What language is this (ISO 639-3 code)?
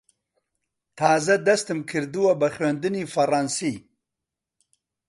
ckb